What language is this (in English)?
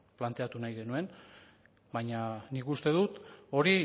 Basque